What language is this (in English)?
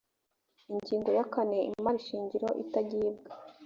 Kinyarwanda